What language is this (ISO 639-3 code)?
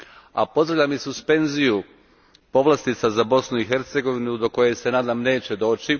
hrv